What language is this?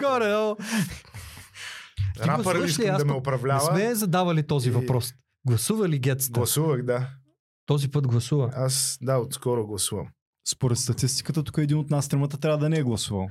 Bulgarian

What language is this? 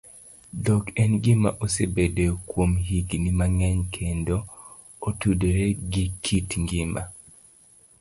Luo (Kenya and Tanzania)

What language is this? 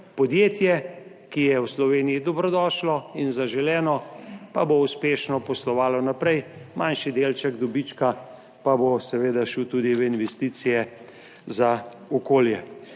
Slovenian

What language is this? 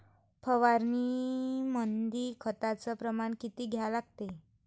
Marathi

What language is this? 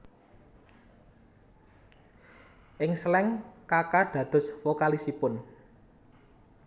Javanese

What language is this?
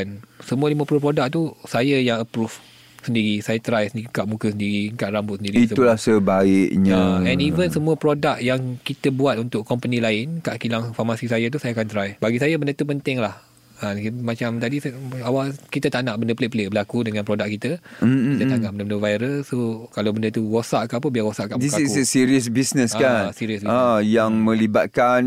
Malay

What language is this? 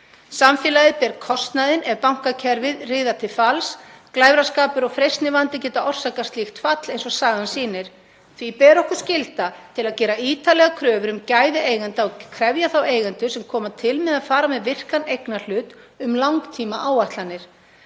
Icelandic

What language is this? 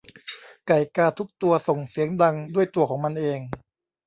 Thai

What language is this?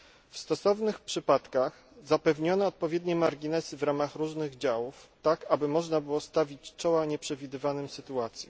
Polish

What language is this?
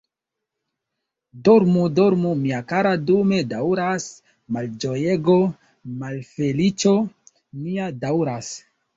Esperanto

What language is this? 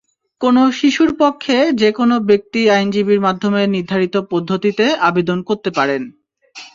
Bangla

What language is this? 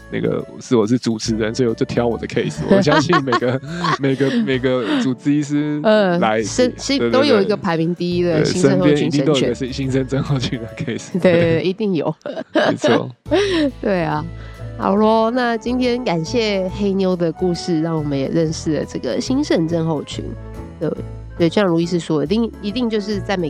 Chinese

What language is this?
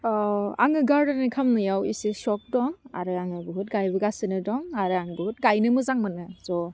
Bodo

